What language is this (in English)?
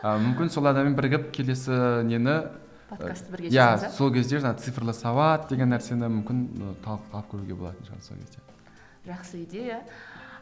Kazakh